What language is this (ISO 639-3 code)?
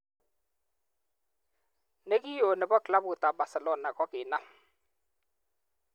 kln